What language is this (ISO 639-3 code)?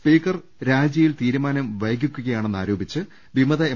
mal